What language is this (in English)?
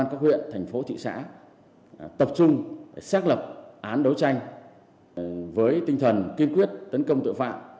Vietnamese